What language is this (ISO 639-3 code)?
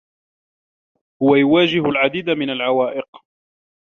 ara